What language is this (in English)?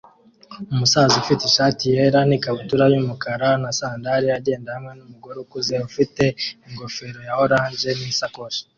Kinyarwanda